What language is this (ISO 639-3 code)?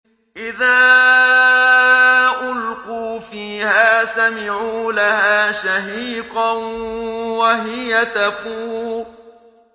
ara